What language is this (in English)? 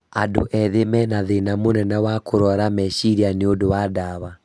Kikuyu